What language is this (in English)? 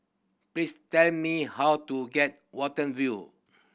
English